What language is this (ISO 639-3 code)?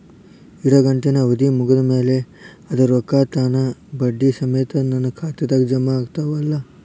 kan